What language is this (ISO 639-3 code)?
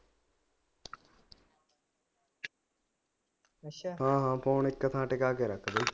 pan